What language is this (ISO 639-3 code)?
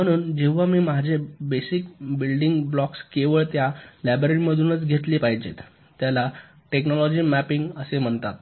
mar